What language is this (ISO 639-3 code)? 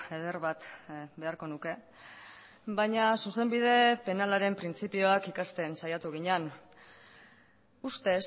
eus